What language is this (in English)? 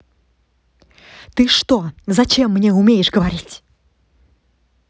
Russian